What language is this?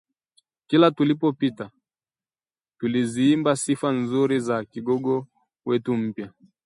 Swahili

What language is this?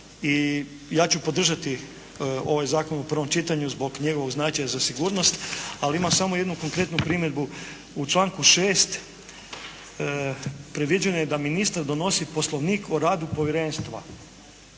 Croatian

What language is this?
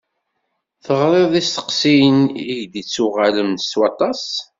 Kabyle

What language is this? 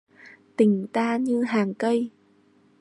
Vietnamese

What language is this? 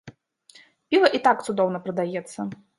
Belarusian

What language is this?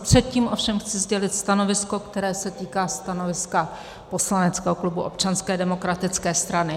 Czech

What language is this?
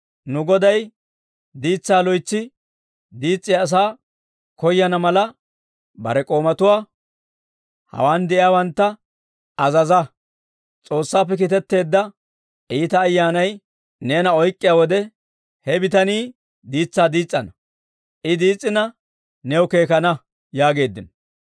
Dawro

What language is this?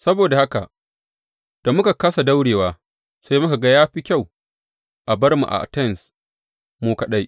Hausa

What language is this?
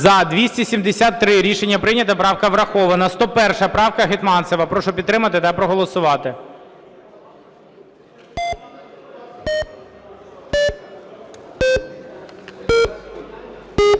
Ukrainian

